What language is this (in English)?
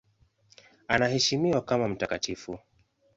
Swahili